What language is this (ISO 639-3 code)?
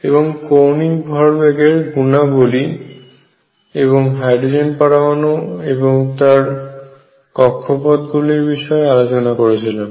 ben